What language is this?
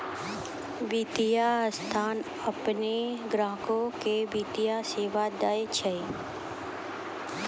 Maithili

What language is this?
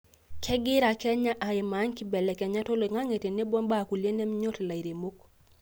Masai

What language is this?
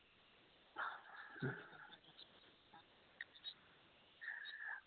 Dogri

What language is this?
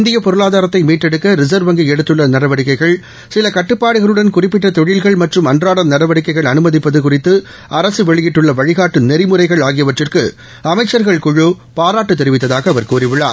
Tamil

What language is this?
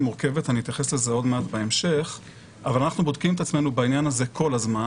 Hebrew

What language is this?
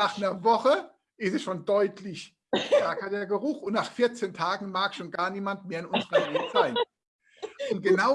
German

